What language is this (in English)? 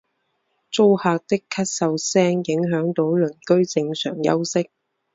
Chinese